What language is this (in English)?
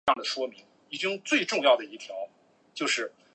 Chinese